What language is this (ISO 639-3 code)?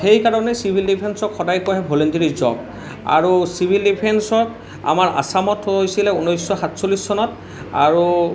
asm